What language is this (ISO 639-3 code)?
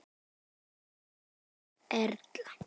isl